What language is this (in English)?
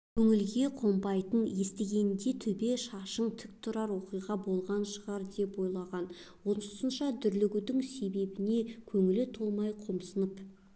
Kazakh